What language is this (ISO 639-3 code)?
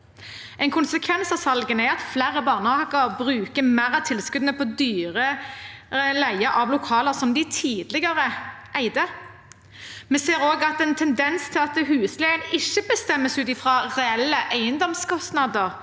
nor